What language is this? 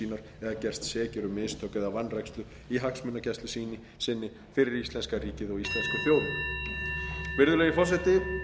Icelandic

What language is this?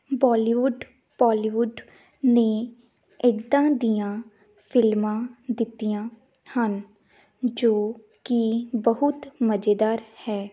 Punjabi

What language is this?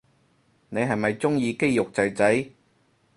Cantonese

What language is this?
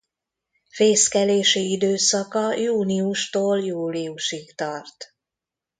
Hungarian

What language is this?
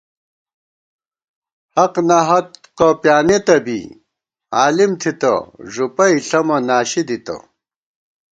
Gawar-Bati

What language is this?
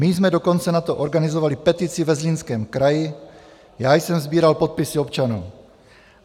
Czech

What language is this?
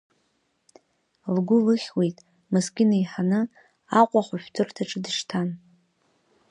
Abkhazian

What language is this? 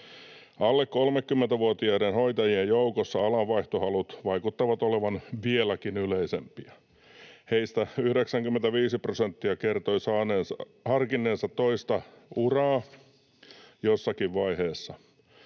Finnish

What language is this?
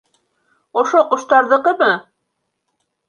Bashkir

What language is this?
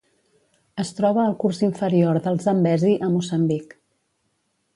Catalan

